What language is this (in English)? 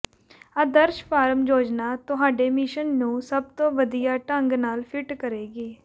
Punjabi